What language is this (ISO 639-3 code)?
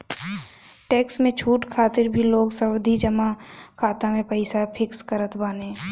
bho